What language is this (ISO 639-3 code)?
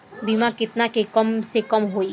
bho